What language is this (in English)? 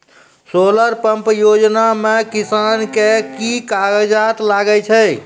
Maithili